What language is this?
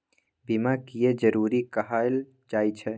Maithili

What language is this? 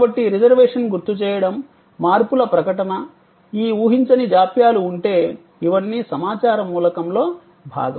Telugu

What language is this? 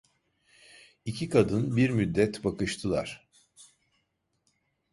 Turkish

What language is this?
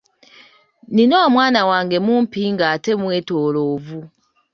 Ganda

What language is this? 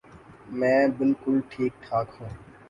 Urdu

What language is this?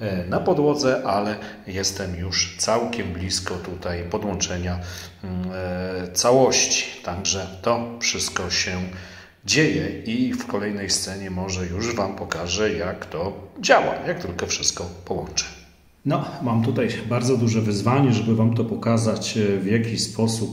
Polish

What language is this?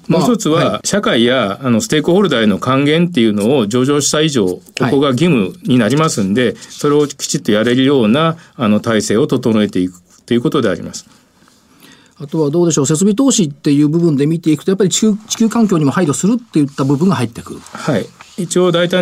Japanese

